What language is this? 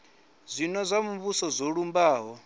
Venda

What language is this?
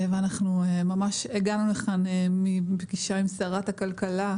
Hebrew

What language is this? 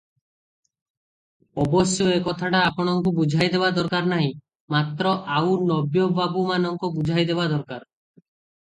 Odia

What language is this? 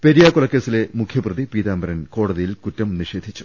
Malayalam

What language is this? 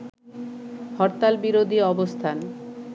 Bangla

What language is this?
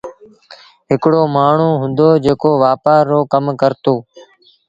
Sindhi Bhil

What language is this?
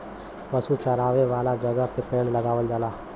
Bhojpuri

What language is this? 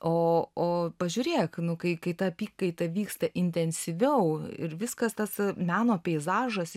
Lithuanian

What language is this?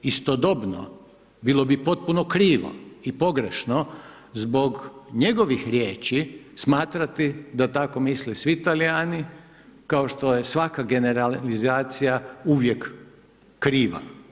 Croatian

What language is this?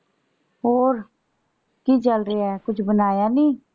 Punjabi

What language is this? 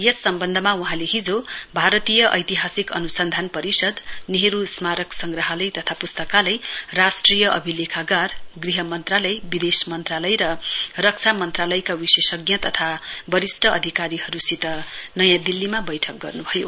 Nepali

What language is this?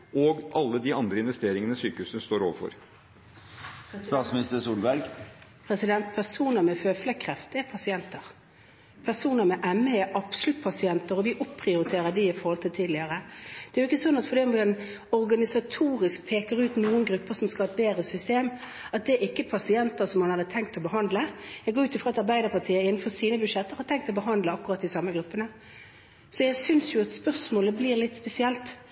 Norwegian Bokmål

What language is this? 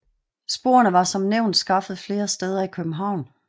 Danish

